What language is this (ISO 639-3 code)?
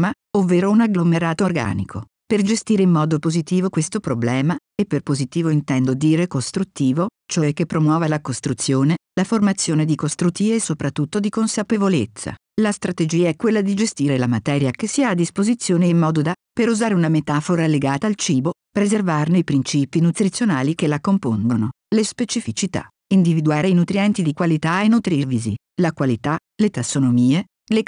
ita